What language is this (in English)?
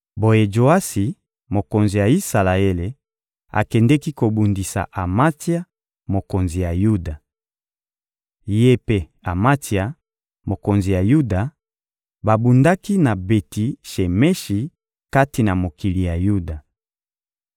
Lingala